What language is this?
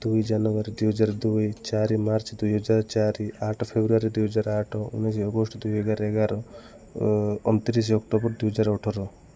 Odia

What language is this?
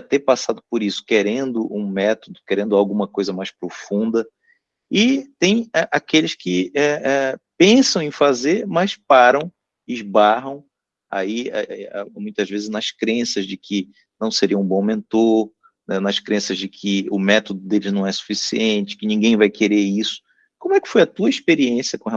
Portuguese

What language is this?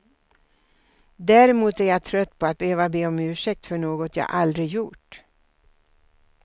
Swedish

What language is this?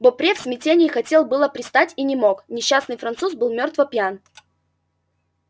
Russian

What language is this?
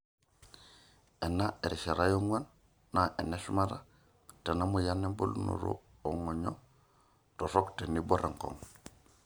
Masai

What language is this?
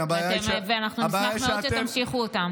Hebrew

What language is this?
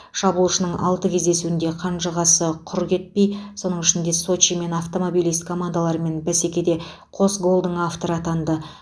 Kazakh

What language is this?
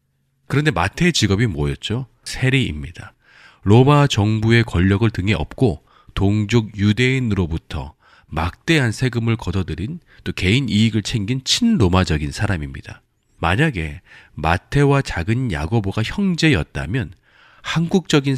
Korean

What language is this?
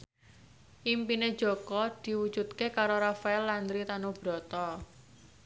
Javanese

